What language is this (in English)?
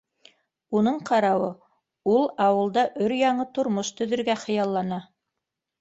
Bashkir